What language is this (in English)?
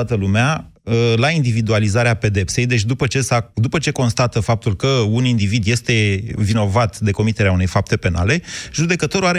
Romanian